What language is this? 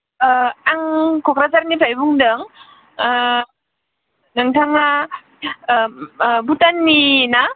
Bodo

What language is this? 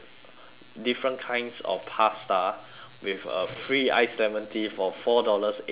English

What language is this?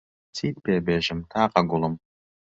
Central Kurdish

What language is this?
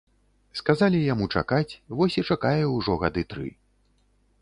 Belarusian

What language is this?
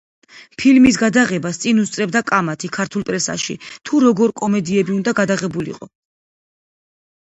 Georgian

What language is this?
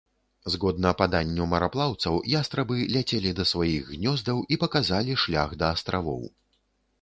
Belarusian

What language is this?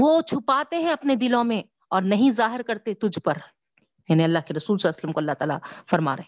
Urdu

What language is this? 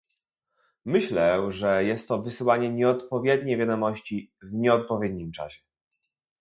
Polish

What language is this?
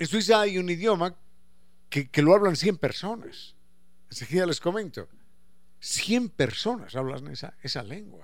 Spanish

